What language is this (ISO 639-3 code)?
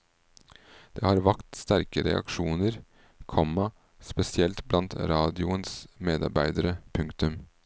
nor